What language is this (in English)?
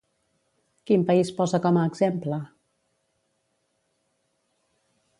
Catalan